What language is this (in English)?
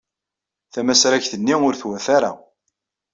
Kabyle